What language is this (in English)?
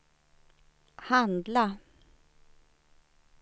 Swedish